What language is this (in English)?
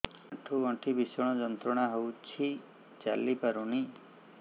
Odia